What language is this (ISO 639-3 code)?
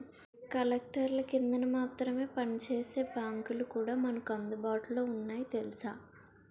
tel